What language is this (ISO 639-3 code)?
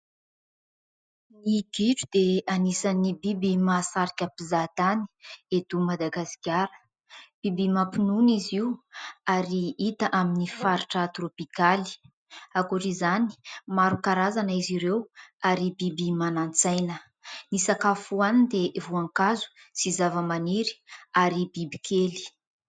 mlg